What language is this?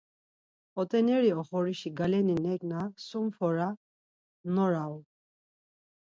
Laz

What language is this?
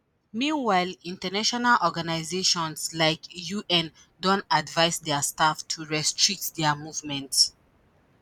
Nigerian Pidgin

